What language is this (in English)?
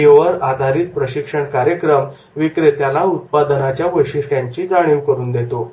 Marathi